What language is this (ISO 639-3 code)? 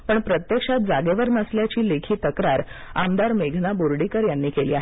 mar